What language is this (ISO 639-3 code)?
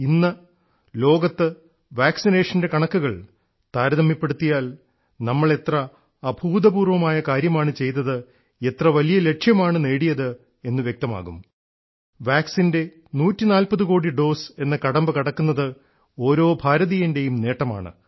mal